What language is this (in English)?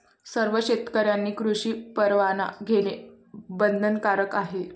Marathi